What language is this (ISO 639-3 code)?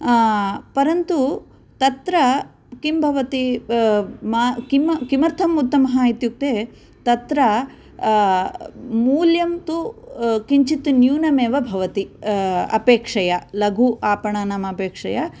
san